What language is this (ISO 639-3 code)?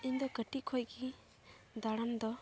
sat